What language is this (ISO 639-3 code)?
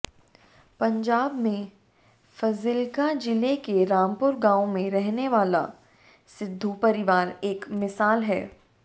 hin